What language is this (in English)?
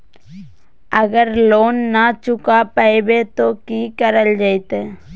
Magahi